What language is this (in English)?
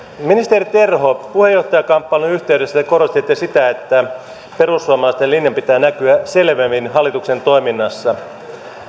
Finnish